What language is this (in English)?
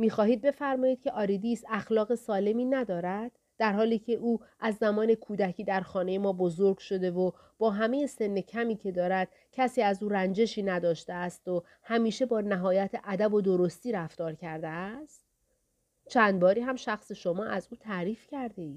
Persian